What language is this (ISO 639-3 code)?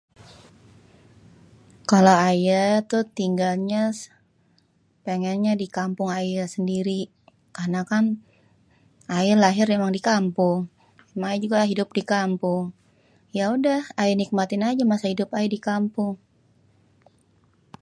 bew